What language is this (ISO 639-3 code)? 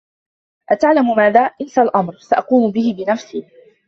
ara